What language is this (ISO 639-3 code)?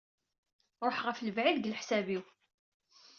kab